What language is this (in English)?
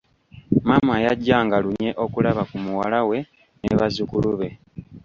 Ganda